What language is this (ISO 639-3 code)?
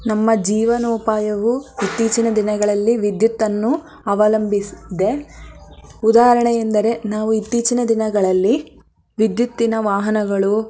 kan